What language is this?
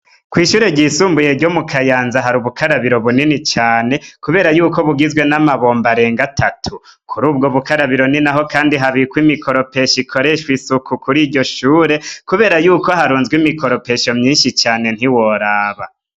Rundi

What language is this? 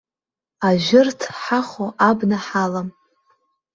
Abkhazian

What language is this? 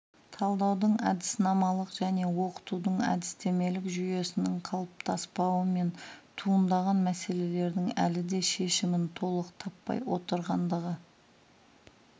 Kazakh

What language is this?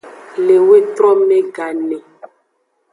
Aja (Benin)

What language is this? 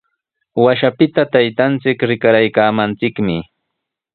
Sihuas Ancash Quechua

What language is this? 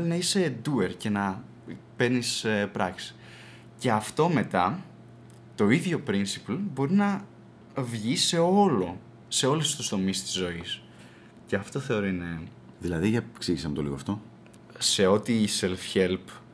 Greek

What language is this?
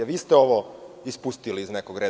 Serbian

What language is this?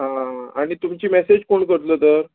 Konkani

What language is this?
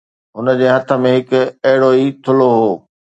Sindhi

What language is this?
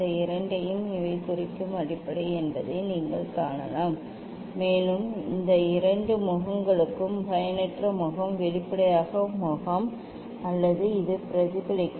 Tamil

